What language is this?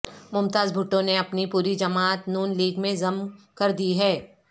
Urdu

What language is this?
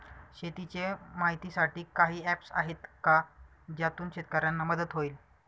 Marathi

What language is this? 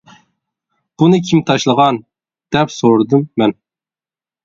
Uyghur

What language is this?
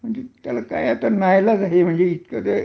Marathi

